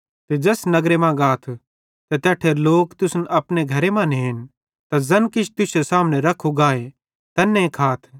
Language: Bhadrawahi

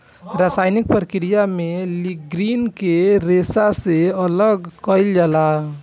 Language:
Bhojpuri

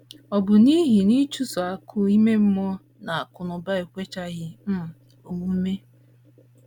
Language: Igbo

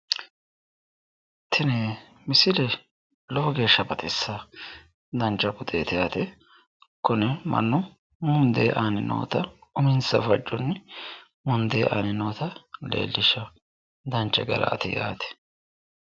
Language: Sidamo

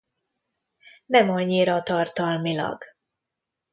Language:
Hungarian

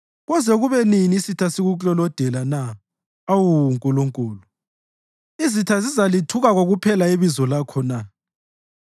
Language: North Ndebele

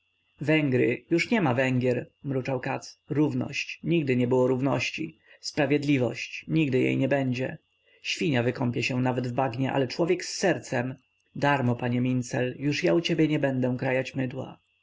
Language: Polish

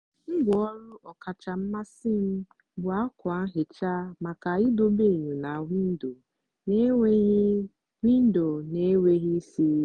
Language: Igbo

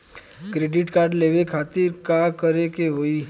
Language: Bhojpuri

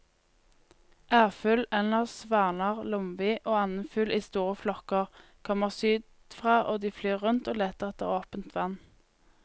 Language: Norwegian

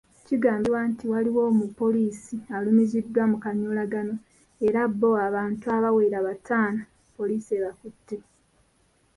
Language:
Ganda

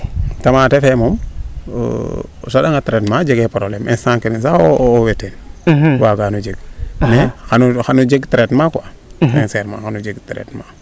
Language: Serer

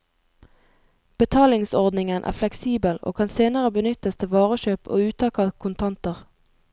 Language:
Norwegian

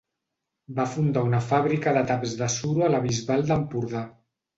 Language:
Catalan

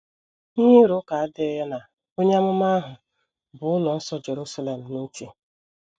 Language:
Igbo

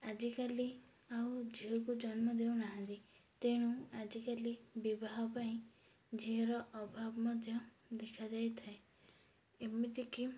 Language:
Odia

